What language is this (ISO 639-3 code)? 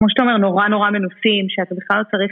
heb